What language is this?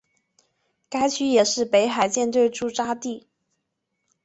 Chinese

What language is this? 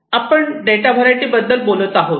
Marathi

